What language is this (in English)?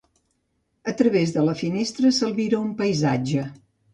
Catalan